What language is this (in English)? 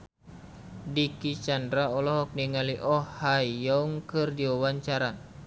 Sundanese